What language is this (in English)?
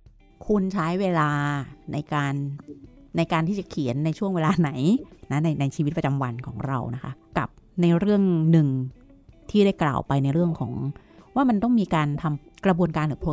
Thai